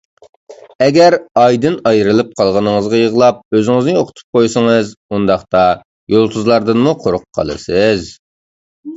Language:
Uyghur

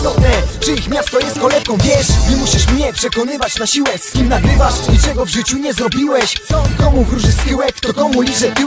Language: Bulgarian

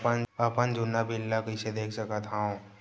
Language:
Chhattisgarhi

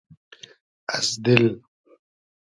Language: Hazaragi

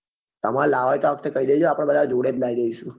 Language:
Gujarati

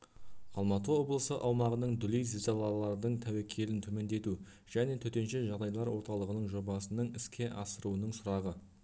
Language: Kazakh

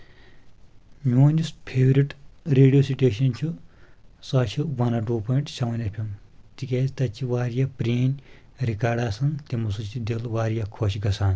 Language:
Kashmiri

